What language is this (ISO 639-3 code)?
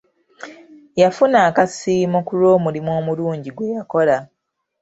lug